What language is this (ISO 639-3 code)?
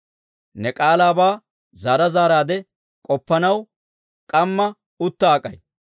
dwr